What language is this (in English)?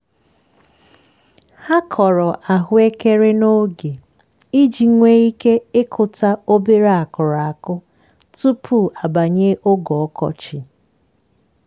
Igbo